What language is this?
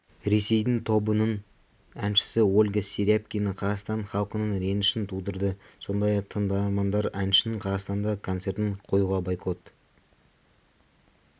Kazakh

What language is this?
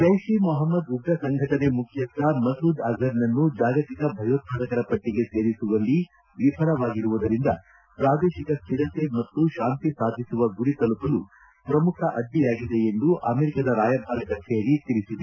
Kannada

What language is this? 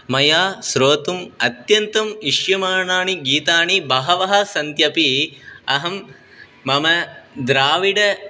Sanskrit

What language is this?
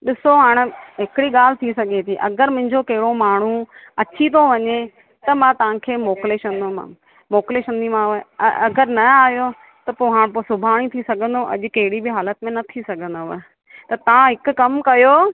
Sindhi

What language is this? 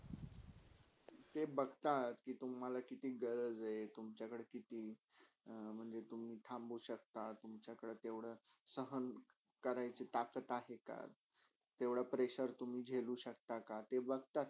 Marathi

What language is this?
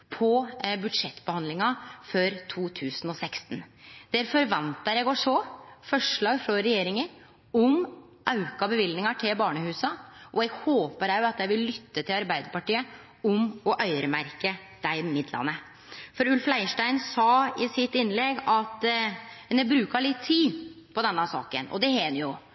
Norwegian Nynorsk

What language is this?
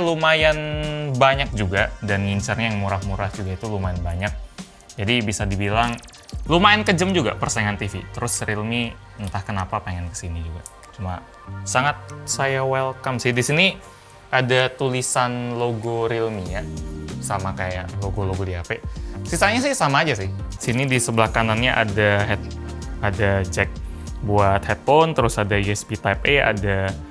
Indonesian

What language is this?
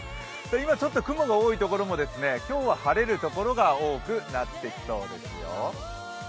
Japanese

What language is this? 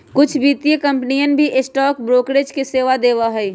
Magahi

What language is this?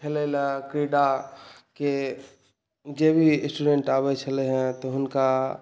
Maithili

